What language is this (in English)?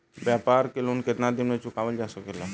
Bhojpuri